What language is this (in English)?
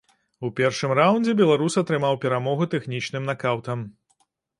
Belarusian